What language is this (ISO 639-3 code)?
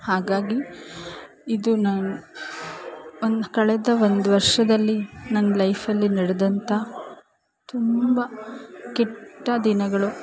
kan